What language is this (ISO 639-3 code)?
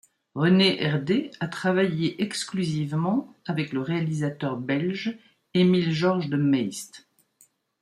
fra